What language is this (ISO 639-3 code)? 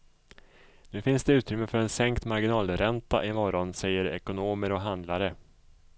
swe